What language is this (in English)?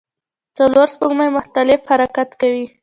Pashto